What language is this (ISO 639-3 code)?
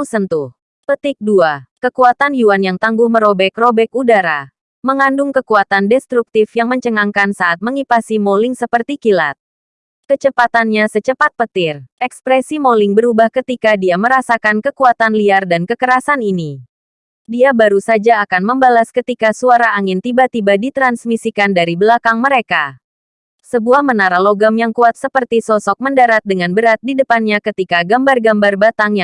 ind